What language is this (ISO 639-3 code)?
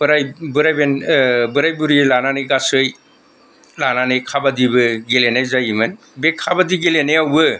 brx